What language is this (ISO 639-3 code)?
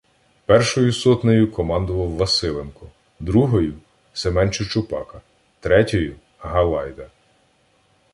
ukr